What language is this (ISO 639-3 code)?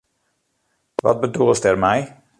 fry